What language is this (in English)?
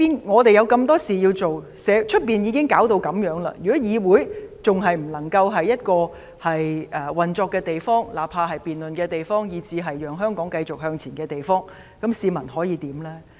Cantonese